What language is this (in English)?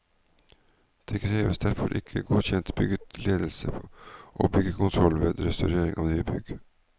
Norwegian